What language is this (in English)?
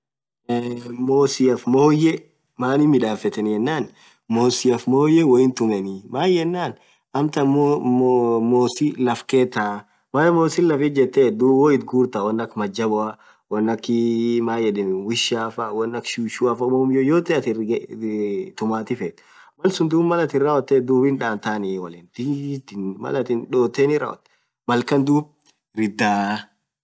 Orma